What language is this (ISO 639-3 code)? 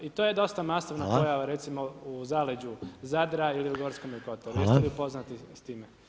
hrv